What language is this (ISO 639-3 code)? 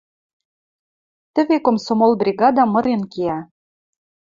mrj